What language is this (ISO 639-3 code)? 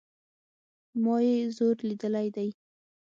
pus